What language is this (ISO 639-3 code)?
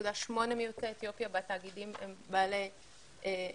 heb